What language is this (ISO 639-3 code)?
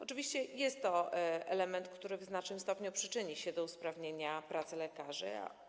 pol